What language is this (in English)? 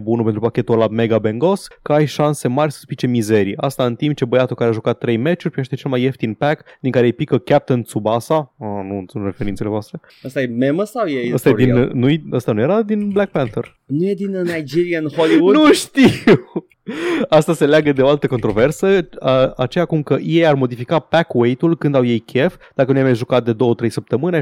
Romanian